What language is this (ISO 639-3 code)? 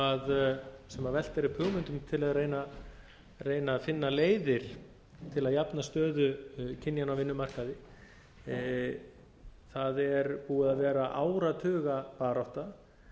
isl